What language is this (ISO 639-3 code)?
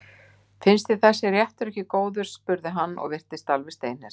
isl